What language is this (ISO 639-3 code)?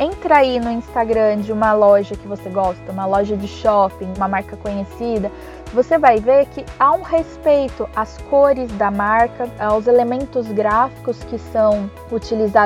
por